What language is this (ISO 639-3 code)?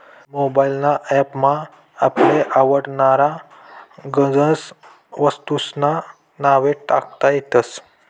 mar